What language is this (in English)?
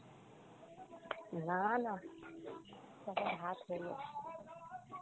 Bangla